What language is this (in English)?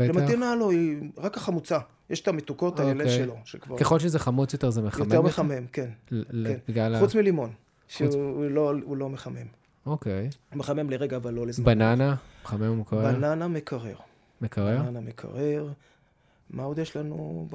Hebrew